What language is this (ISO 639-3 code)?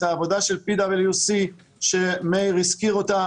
heb